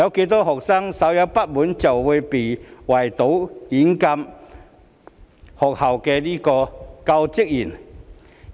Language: Cantonese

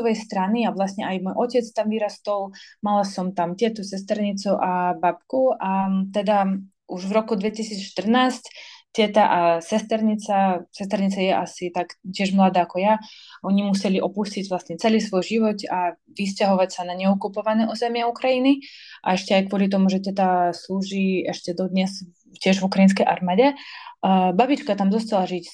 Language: Slovak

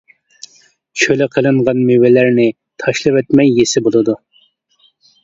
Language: Uyghur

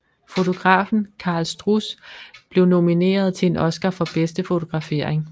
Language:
Danish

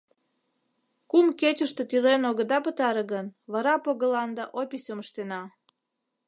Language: Mari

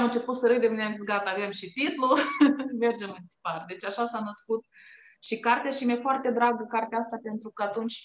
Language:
Romanian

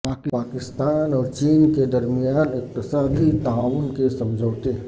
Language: Urdu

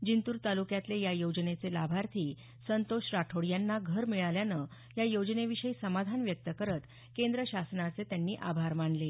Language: Marathi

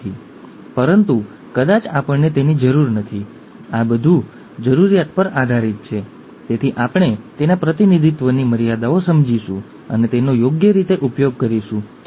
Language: Gujarati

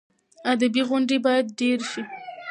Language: Pashto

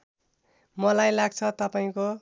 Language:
Nepali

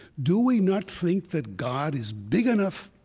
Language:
English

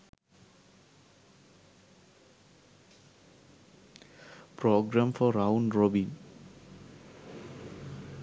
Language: Sinhala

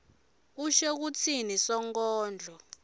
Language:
Swati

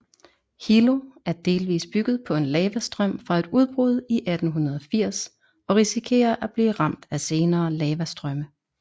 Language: Danish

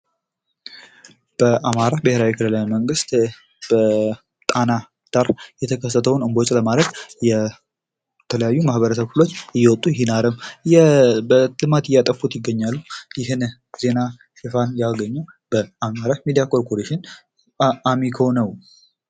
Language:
Amharic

